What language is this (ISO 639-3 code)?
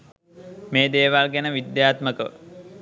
sin